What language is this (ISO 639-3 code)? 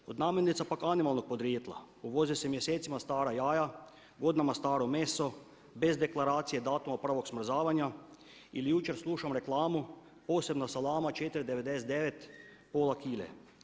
hrv